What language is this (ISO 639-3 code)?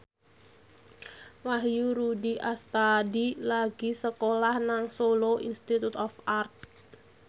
jav